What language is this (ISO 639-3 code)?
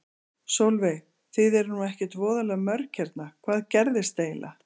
isl